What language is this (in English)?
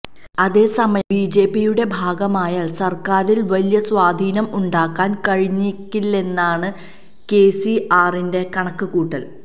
Malayalam